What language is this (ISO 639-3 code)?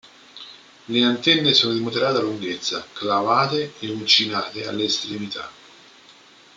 ita